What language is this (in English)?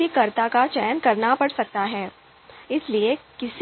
Hindi